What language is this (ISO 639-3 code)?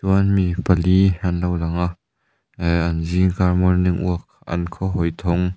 lus